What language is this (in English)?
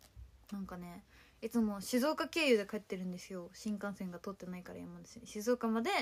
Japanese